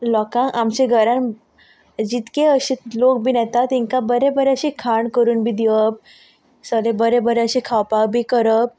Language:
Konkani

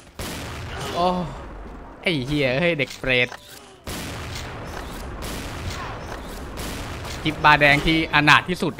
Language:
Thai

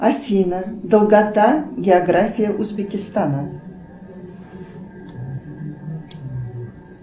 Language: Russian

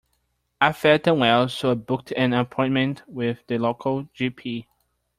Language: English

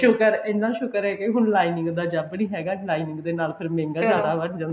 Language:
Punjabi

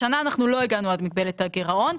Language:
Hebrew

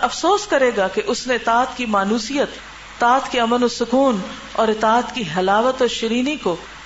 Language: Urdu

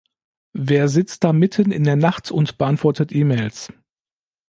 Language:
German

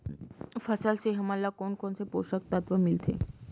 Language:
Chhattisgarhi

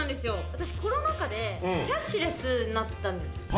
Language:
Japanese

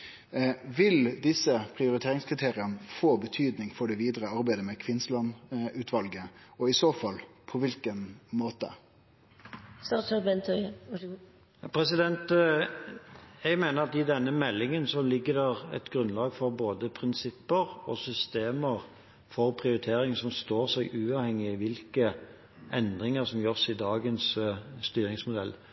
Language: Norwegian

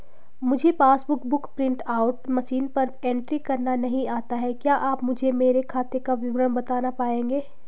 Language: Hindi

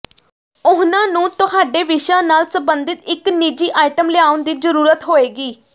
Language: Punjabi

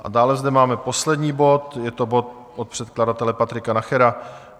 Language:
Czech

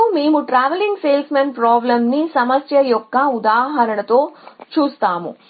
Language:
Telugu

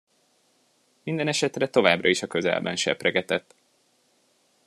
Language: Hungarian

